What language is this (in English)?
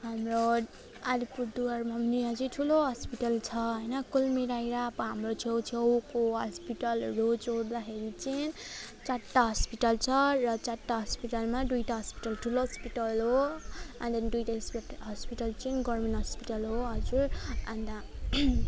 Nepali